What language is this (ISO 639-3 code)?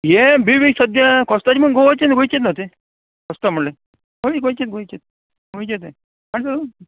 kok